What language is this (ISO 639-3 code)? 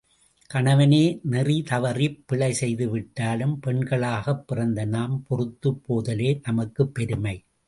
tam